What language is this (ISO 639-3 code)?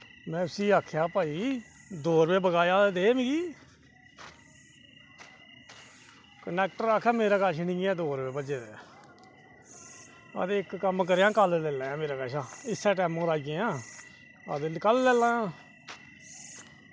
doi